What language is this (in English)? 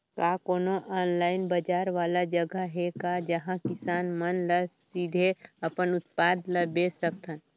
Chhattisgarhi